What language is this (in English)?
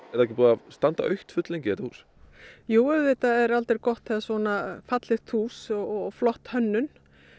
Icelandic